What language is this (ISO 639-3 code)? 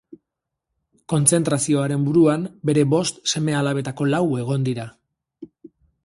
eus